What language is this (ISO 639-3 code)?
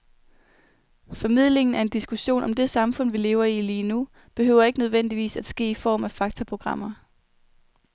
dan